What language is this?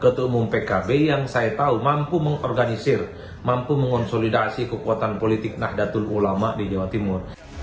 Indonesian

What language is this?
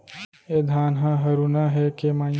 Chhattisgarhi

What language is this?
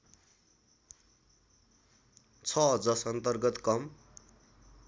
Nepali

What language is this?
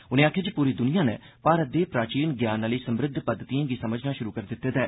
Dogri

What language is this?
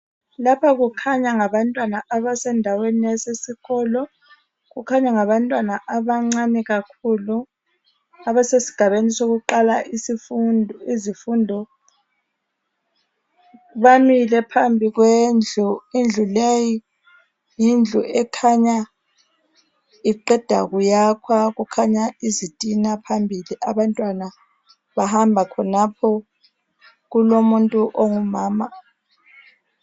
North Ndebele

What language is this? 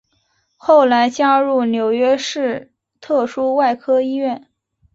Chinese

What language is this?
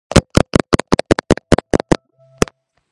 Georgian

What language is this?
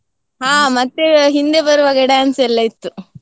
Kannada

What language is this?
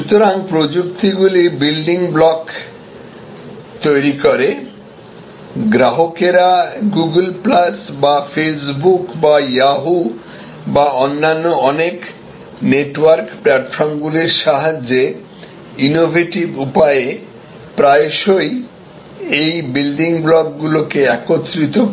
Bangla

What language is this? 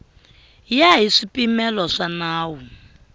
Tsonga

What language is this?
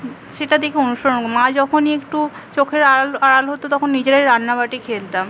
Bangla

